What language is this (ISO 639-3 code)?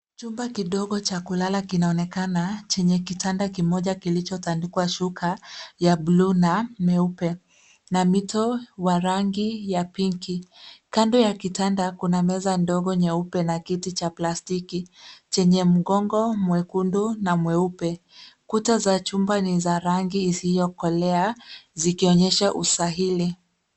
swa